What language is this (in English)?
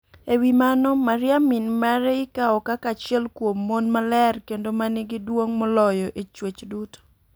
Luo (Kenya and Tanzania)